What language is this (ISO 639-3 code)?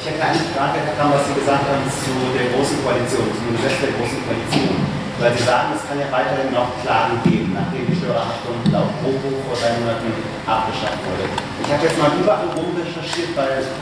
deu